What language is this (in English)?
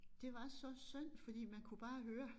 Danish